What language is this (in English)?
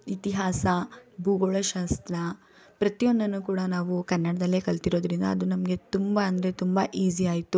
Kannada